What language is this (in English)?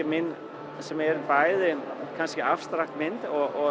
Icelandic